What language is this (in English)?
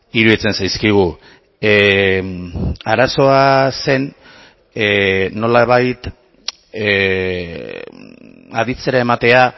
Basque